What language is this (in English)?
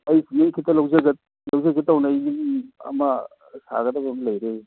Manipuri